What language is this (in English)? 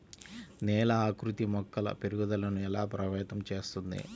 Telugu